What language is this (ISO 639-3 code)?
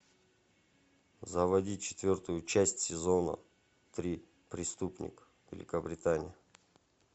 rus